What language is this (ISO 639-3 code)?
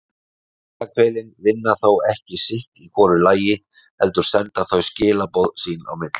isl